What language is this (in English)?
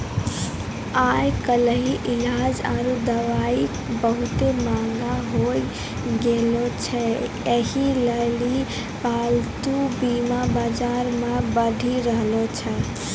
Maithili